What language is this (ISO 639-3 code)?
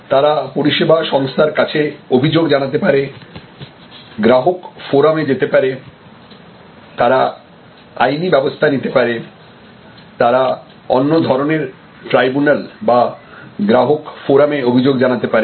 ben